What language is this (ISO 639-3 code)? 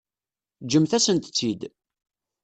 kab